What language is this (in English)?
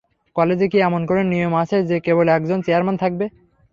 Bangla